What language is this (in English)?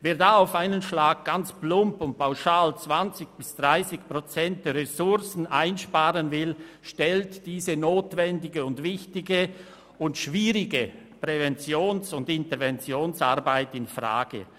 Swiss German